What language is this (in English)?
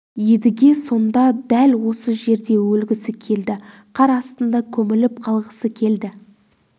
Kazakh